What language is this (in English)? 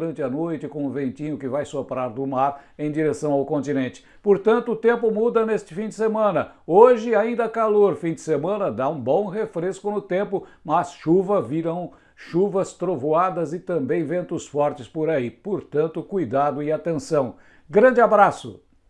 Portuguese